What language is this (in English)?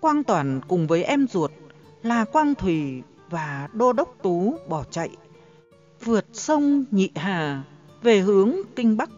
Vietnamese